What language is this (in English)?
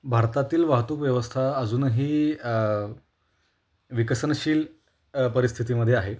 Marathi